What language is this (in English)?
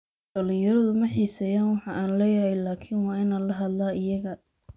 Somali